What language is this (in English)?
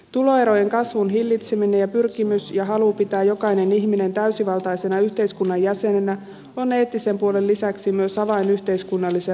Finnish